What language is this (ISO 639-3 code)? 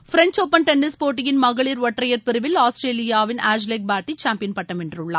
tam